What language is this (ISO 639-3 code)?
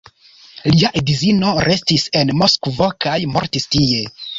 epo